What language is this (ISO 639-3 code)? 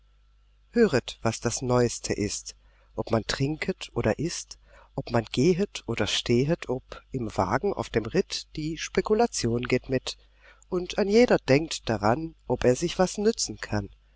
deu